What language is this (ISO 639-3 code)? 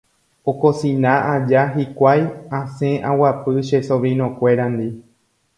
grn